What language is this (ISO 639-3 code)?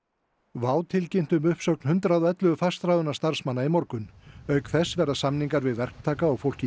isl